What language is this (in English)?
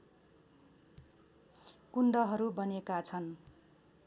Nepali